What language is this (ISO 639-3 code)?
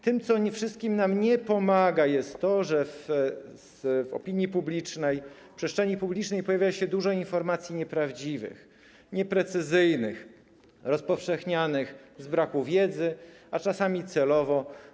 pol